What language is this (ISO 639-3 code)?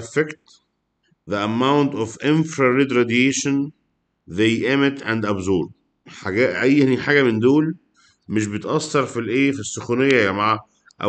ara